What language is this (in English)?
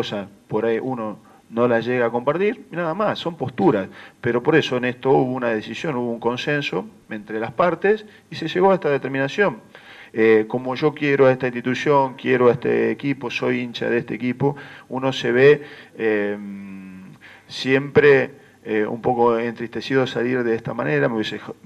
Spanish